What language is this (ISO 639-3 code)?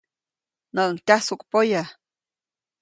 zoc